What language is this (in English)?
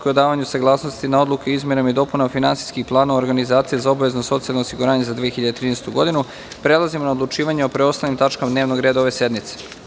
Serbian